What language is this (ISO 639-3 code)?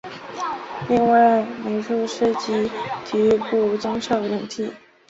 zho